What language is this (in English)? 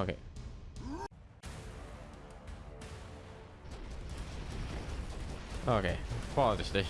German